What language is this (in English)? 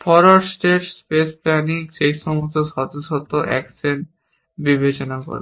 Bangla